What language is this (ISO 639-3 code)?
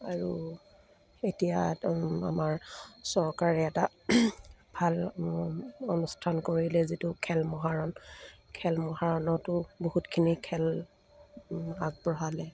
asm